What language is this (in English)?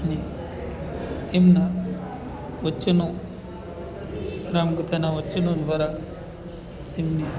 Gujarati